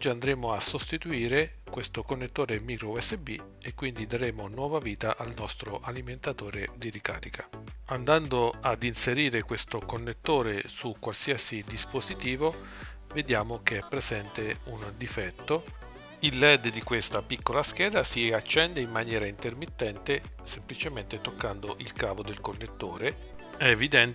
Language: Italian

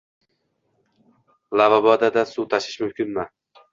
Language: Uzbek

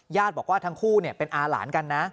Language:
Thai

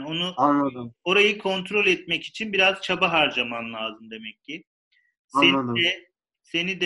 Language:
Turkish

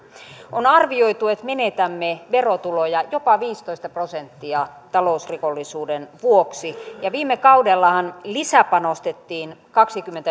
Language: Finnish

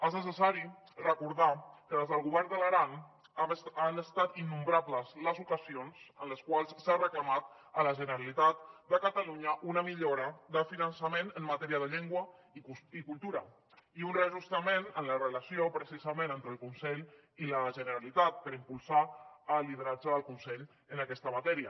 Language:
Catalan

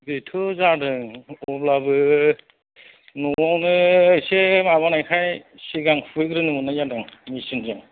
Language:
Bodo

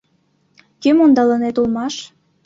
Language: Mari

